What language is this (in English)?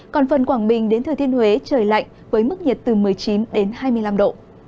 Vietnamese